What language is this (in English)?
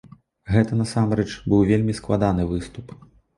Belarusian